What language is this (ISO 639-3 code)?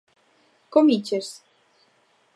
glg